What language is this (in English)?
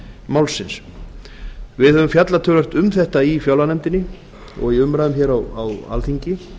Icelandic